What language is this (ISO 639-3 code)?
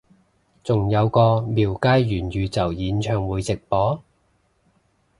yue